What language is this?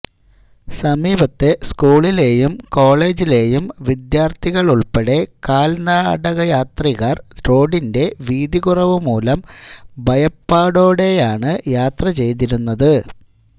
Malayalam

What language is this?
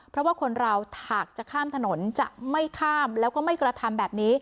Thai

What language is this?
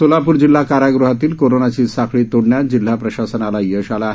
Marathi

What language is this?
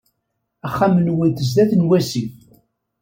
Kabyle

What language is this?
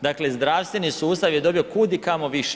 Croatian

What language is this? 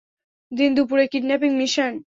Bangla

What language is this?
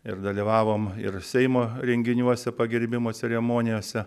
Lithuanian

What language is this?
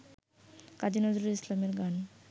Bangla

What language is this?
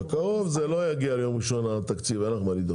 Hebrew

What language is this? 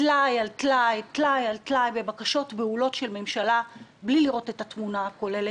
Hebrew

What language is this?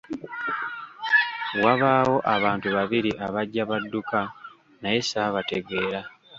Ganda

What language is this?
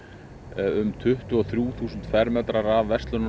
Icelandic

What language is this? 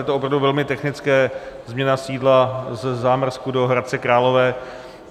Czech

